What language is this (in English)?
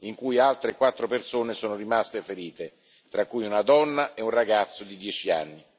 Italian